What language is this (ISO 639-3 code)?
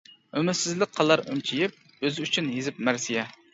uig